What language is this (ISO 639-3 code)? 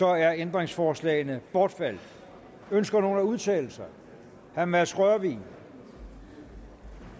dan